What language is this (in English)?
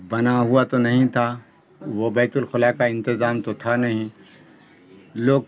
Urdu